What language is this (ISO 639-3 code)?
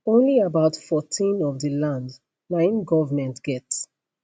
pcm